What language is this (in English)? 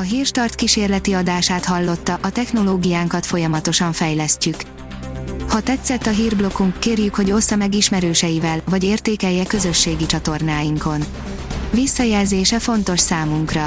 Hungarian